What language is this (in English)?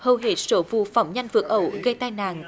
Vietnamese